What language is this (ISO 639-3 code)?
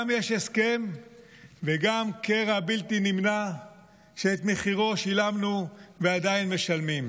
heb